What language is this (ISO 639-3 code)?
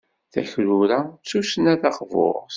kab